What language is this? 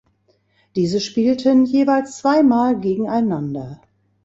German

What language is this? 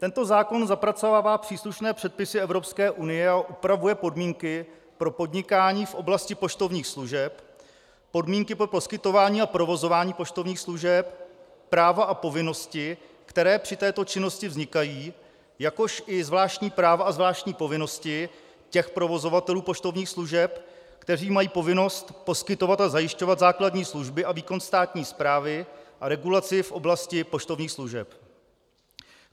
Czech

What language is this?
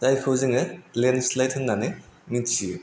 Bodo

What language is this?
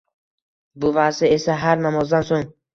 Uzbek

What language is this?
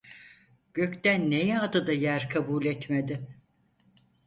Turkish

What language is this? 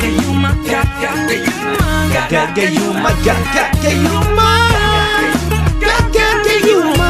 Filipino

